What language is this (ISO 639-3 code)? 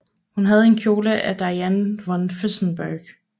dan